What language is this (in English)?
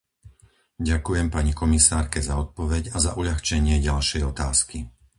Slovak